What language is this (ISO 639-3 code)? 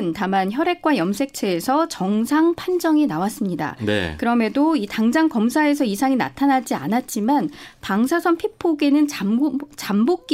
kor